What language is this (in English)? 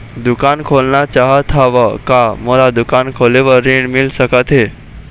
Chhattisgarhi